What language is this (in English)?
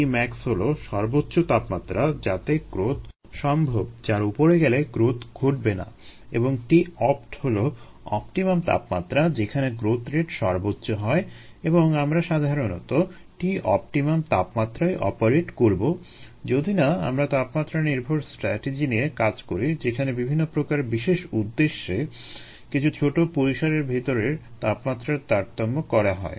Bangla